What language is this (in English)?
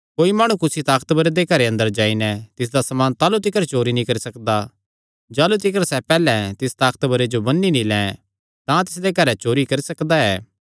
Kangri